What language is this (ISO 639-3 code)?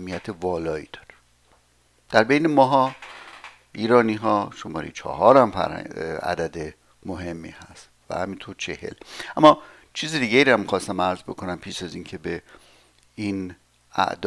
fas